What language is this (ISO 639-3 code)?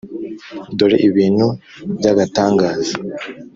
kin